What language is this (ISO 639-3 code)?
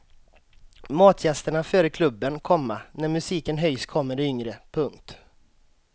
swe